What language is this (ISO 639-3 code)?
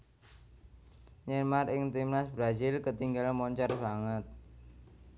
jav